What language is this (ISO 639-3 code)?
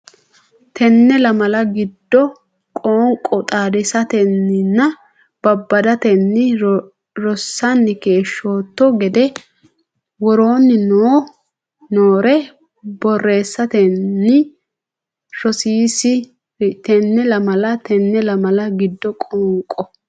sid